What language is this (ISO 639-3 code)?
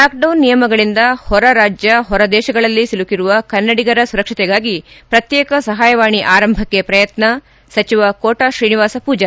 kan